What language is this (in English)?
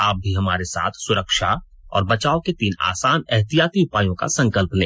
Hindi